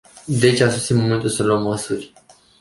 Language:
Romanian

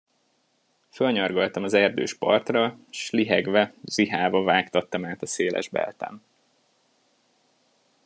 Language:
Hungarian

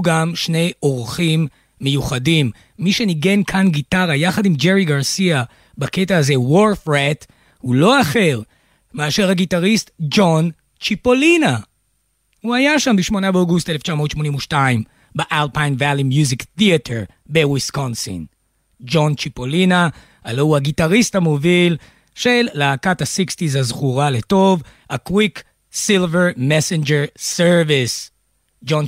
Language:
Hebrew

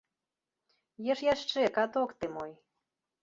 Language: Belarusian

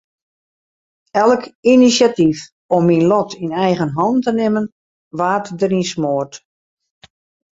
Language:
Western Frisian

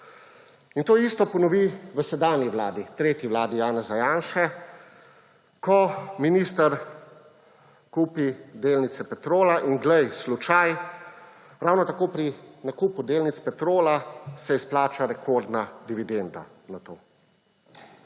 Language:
Slovenian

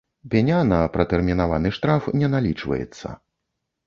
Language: Belarusian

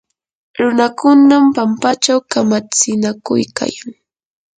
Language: Yanahuanca Pasco Quechua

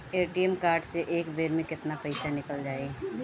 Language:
Bhojpuri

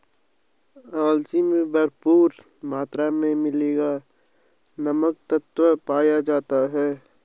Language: Hindi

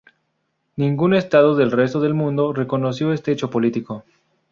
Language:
Spanish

